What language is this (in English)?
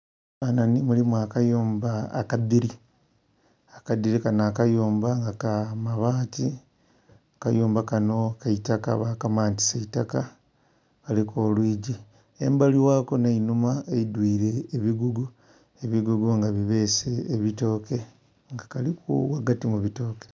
Soga